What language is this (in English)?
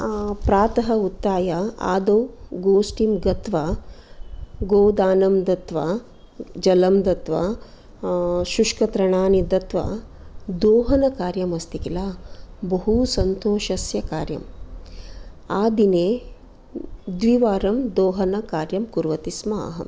Sanskrit